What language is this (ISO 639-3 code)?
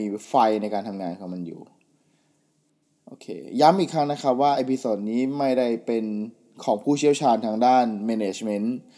tha